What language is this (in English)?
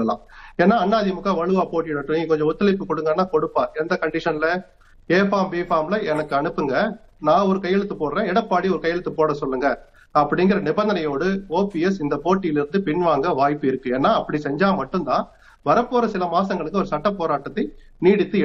Tamil